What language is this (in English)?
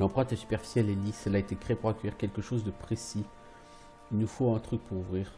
French